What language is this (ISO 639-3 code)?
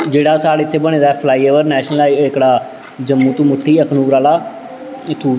doi